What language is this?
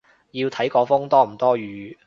Cantonese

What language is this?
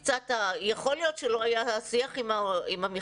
Hebrew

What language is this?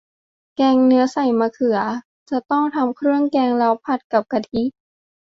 Thai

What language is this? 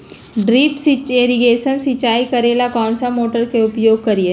Magahi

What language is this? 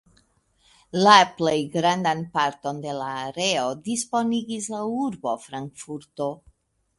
Esperanto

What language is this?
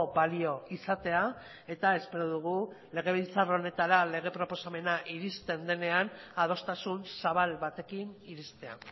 Basque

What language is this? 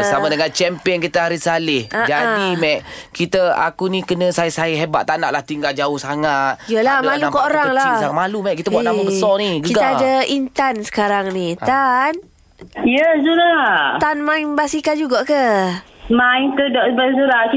Malay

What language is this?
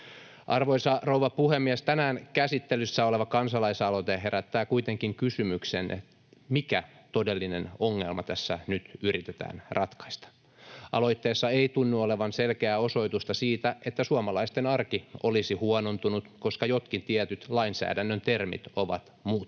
Finnish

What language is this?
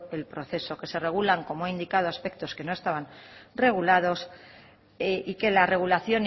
Spanish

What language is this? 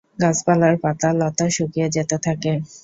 Bangla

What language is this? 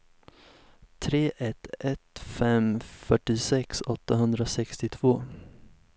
Swedish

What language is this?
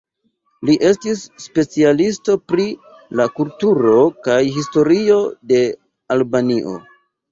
Esperanto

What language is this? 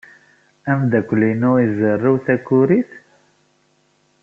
Kabyle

